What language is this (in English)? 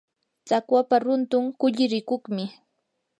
Yanahuanca Pasco Quechua